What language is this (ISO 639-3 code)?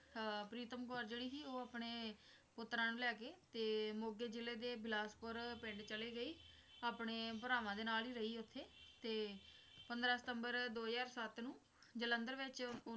pan